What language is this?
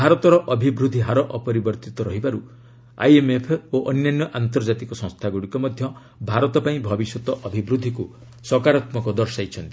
Odia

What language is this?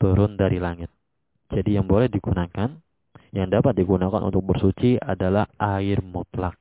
Indonesian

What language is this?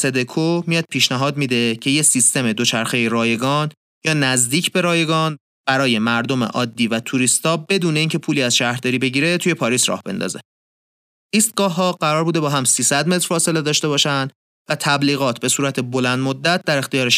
Persian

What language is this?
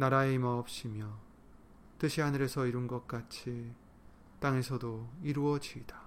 Korean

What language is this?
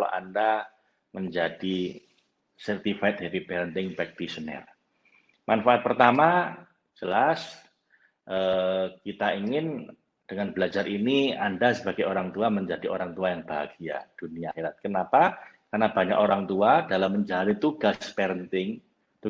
Indonesian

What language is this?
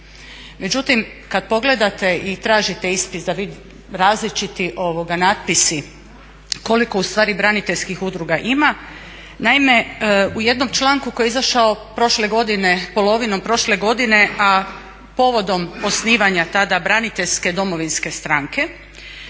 Croatian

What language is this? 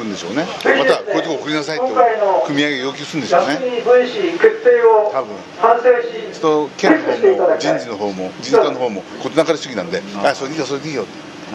Japanese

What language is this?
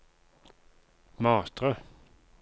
Norwegian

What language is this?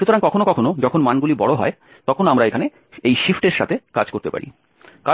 Bangla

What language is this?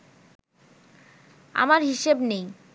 Bangla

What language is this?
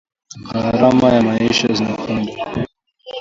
Swahili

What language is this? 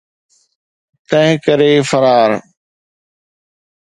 Sindhi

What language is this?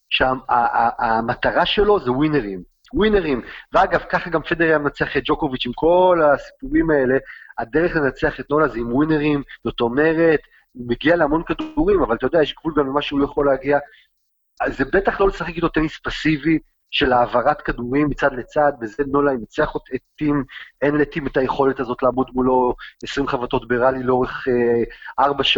Hebrew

